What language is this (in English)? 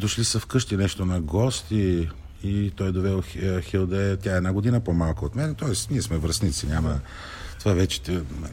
Bulgarian